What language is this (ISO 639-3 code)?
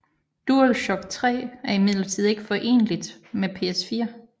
dan